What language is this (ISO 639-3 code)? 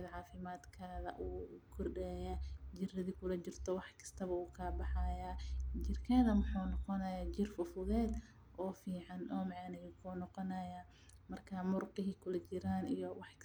som